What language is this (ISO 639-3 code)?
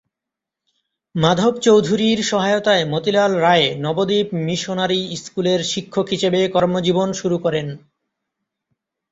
ben